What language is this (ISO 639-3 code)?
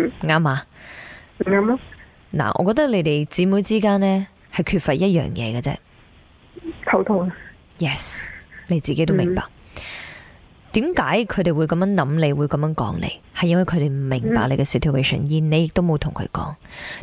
zho